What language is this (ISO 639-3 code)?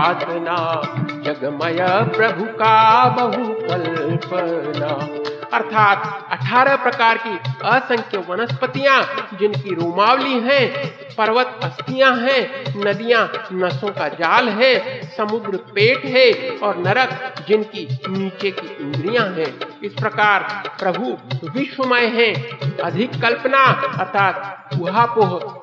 hin